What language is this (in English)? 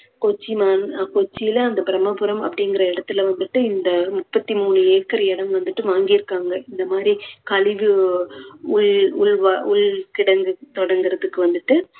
Tamil